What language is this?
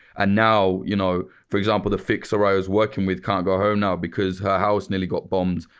English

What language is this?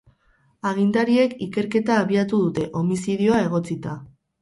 Basque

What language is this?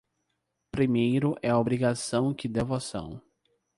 Portuguese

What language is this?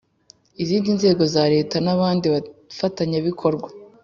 Kinyarwanda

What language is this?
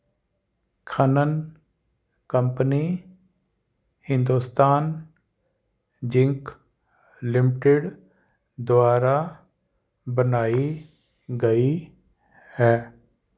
Punjabi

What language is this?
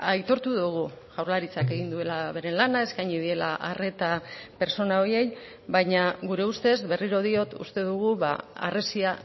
Basque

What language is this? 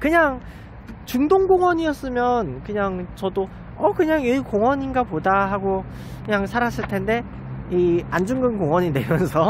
Korean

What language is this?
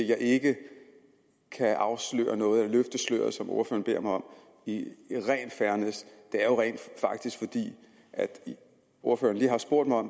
Danish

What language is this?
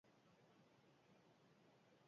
Basque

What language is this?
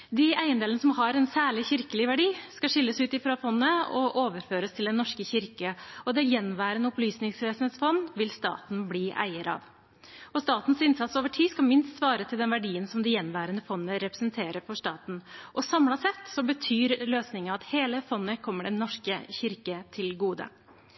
Norwegian Bokmål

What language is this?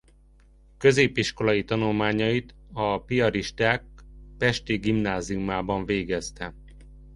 Hungarian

